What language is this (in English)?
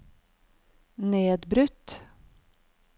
Norwegian